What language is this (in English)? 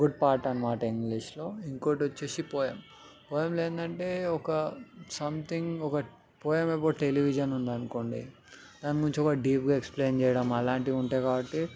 Telugu